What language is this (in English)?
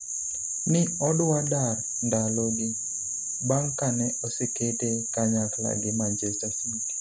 Luo (Kenya and Tanzania)